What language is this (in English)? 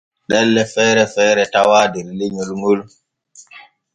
Borgu Fulfulde